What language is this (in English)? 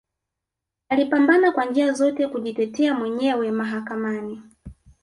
Swahili